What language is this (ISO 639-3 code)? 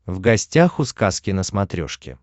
rus